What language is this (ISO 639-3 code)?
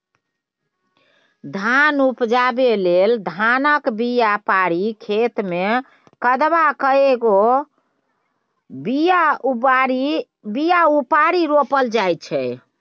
mai